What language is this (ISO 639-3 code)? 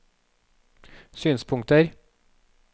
nor